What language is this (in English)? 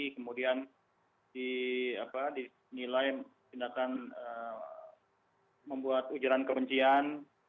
Indonesian